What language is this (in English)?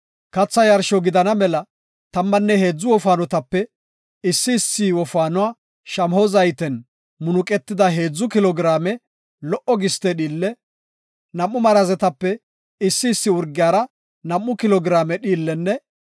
Gofa